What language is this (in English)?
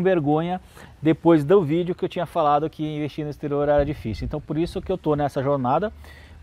Portuguese